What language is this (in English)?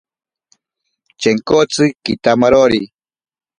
Ashéninka Perené